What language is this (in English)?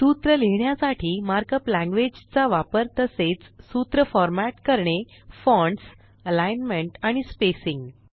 Marathi